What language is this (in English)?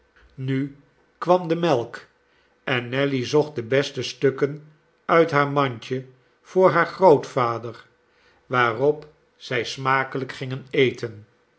Dutch